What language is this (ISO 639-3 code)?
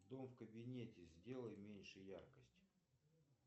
rus